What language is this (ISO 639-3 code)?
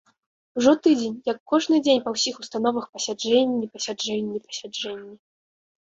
bel